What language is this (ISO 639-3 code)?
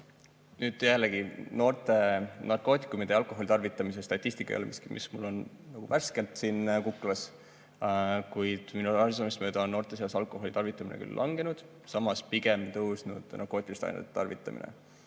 est